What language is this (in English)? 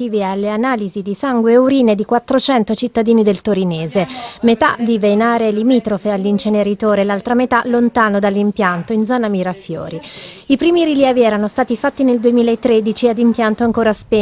Italian